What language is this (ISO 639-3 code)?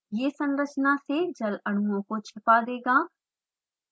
hin